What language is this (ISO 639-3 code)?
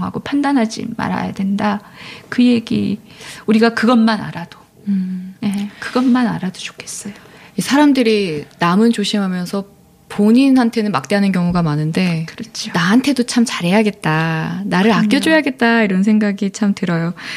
kor